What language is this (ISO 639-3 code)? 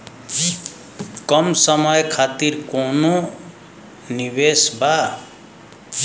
bho